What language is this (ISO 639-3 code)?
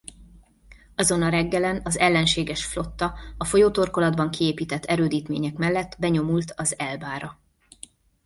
hun